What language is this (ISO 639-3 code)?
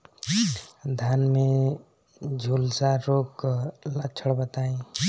bho